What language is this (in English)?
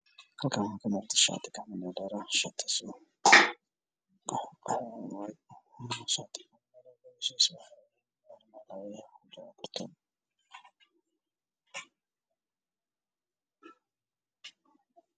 Somali